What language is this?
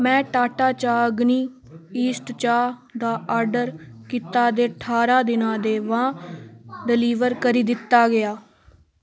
Dogri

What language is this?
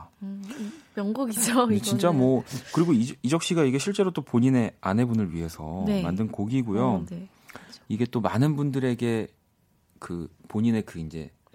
Korean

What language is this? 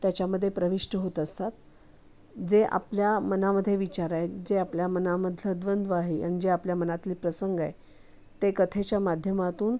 Marathi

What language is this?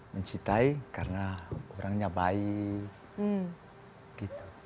Indonesian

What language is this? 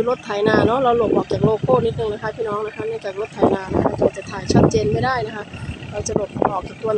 Thai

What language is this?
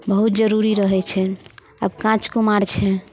Maithili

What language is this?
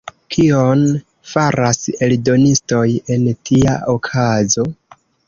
Esperanto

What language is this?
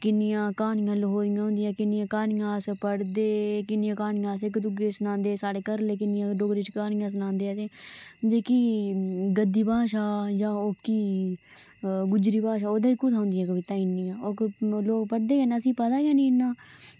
Dogri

